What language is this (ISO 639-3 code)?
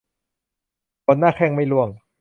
tha